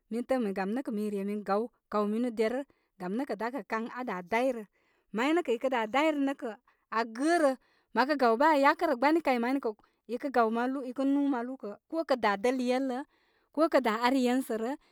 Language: Koma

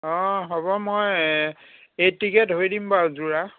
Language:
Assamese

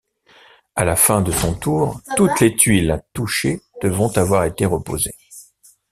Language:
French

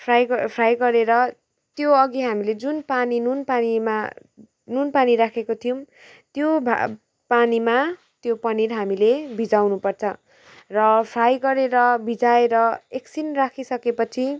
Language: Nepali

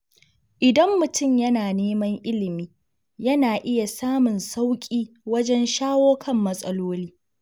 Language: Hausa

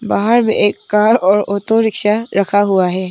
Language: Hindi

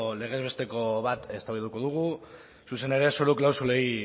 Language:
Basque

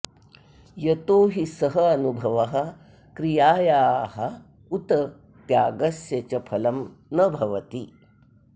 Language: Sanskrit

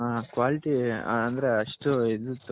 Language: Kannada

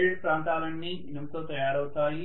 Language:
Telugu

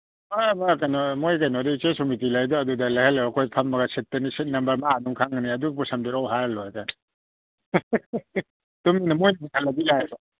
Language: Manipuri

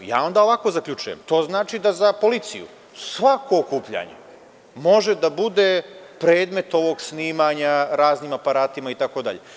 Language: Serbian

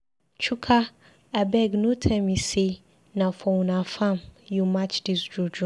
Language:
Nigerian Pidgin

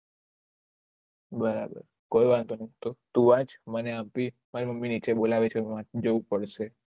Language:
Gujarati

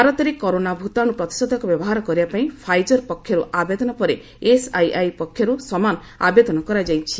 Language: Odia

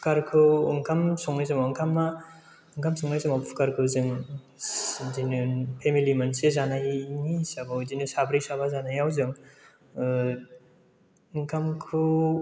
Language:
Bodo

